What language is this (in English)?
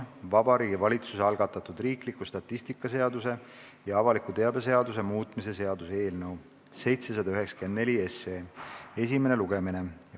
Estonian